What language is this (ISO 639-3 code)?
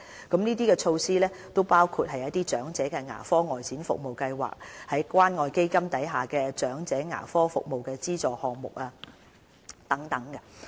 yue